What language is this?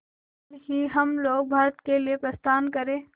Hindi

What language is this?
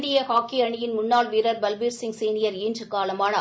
Tamil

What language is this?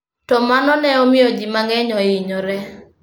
Luo (Kenya and Tanzania)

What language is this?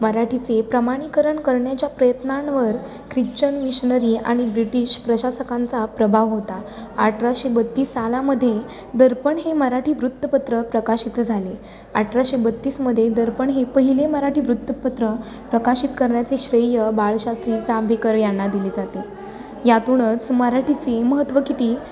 Marathi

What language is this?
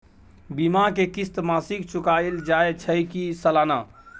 Maithili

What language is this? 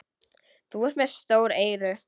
Icelandic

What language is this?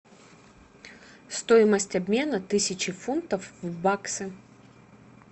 Russian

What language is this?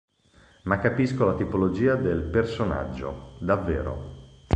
Italian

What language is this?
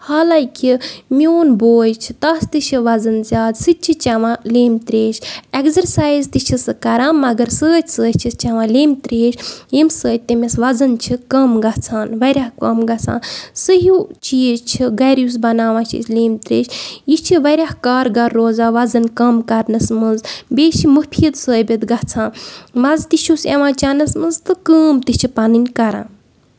Kashmiri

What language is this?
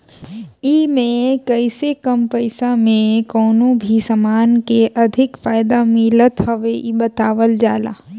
Bhojpuri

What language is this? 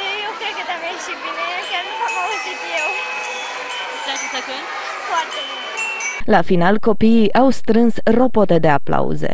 Romanian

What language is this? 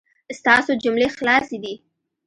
Pashto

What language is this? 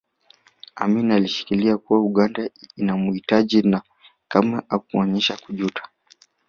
Swahili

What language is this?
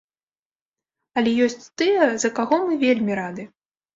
Belarusian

